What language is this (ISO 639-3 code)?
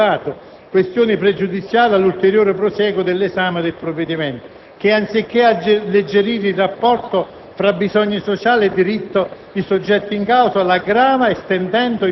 ita